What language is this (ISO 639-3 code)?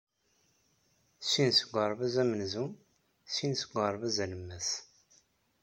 kab